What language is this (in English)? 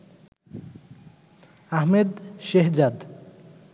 Bangla